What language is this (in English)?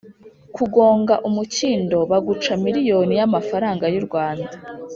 Kinyarwanda